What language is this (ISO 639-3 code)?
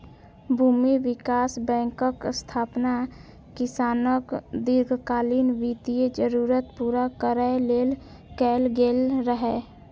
mai